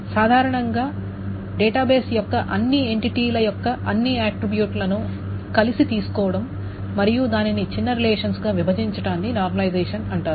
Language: Telugu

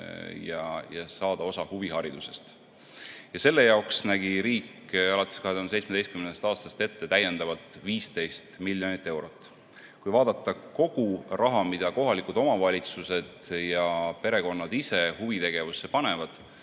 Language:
Estonian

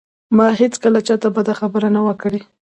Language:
Pashto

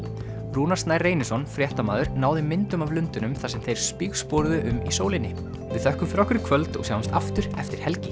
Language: Icelandic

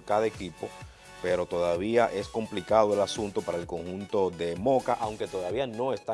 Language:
Spanish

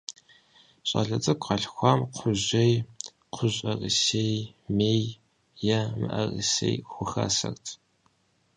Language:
Kabardian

